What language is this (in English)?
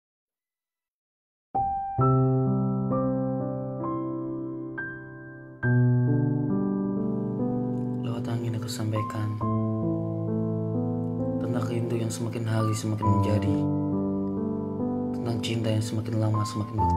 Malay